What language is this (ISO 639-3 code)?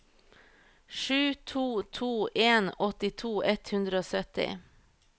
nor